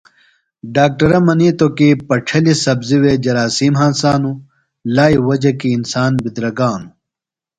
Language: Phalura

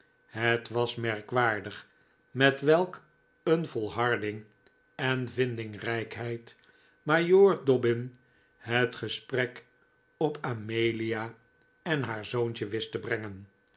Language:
Dutch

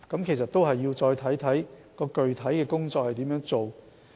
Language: Cantonese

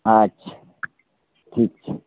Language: Maithili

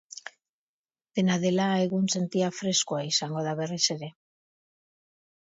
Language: Basque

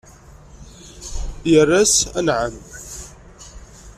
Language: Kabyle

